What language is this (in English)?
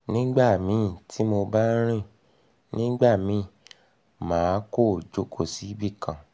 Yoruba